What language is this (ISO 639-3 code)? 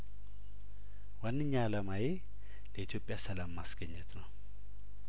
amh